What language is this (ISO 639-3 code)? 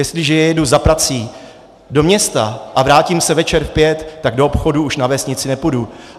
ces